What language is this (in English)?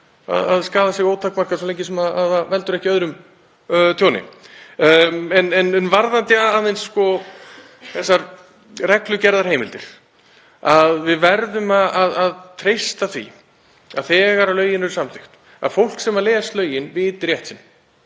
Icelandic